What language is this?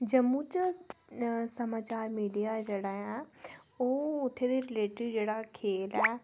Dogri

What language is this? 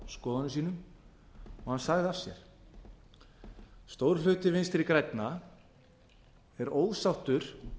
Icelandic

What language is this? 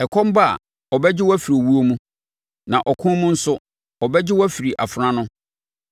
Akan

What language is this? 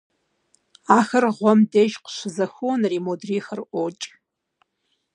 Kabardian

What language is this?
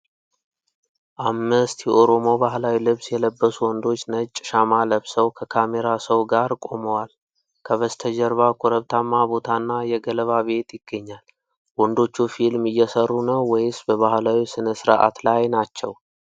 Amharic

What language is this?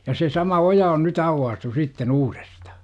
Finnish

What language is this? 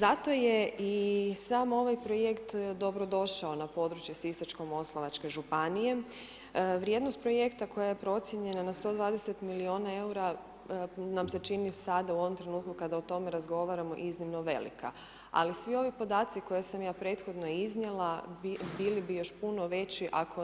Croatian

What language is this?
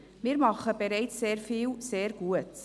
Swiss German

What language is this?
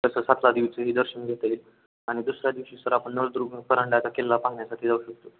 Marathi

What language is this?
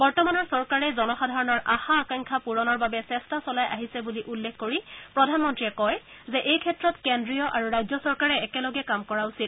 Assamese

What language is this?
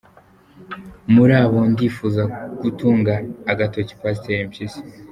Kinyarwanda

